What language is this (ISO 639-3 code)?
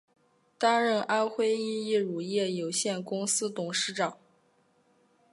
zho